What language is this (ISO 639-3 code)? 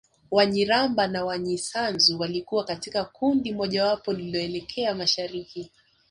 swa